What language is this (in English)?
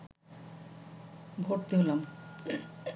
Bangla